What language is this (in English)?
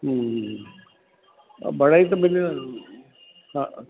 Sindhi